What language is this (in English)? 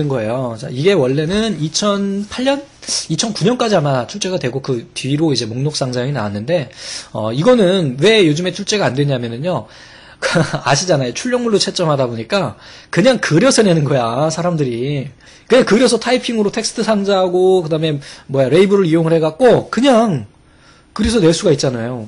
Korean